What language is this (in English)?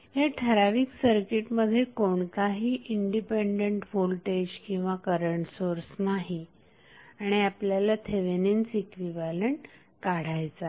Marathi